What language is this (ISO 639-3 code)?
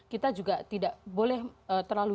ind